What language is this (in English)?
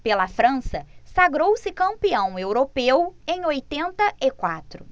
Portuguese